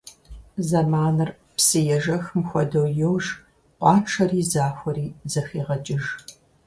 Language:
Kabardian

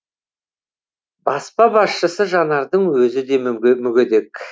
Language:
Kazakh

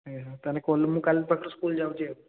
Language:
Odia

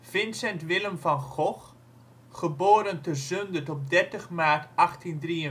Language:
Dutch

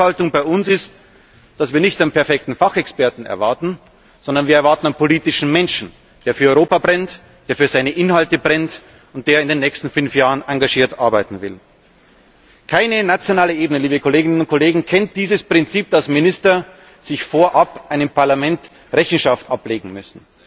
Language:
German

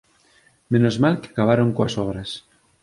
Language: Galician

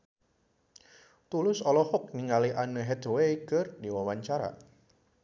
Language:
Sundanese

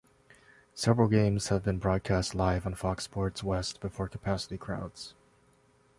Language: English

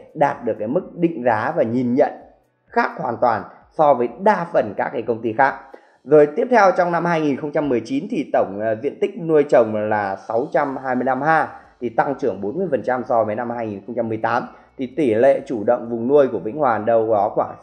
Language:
Vietnamese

